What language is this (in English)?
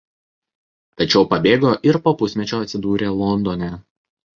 Lithuanian